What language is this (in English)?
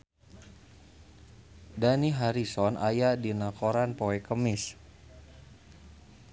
Sundanese